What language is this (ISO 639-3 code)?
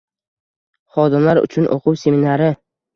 uzb